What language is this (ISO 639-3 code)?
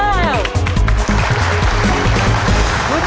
tha